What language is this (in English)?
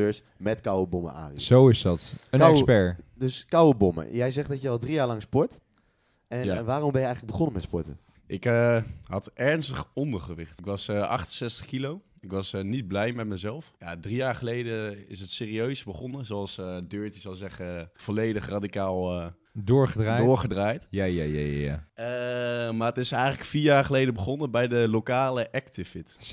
Dutch